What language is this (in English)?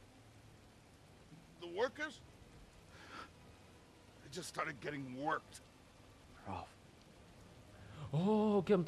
Arabic